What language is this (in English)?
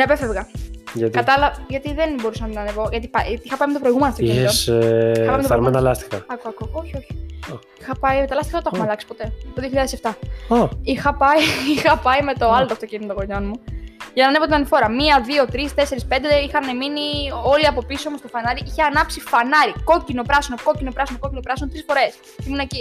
Greek